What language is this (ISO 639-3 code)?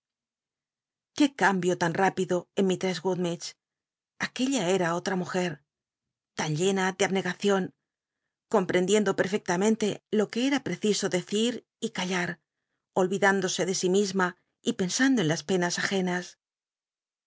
spa